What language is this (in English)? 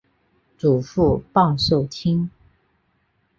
Chinese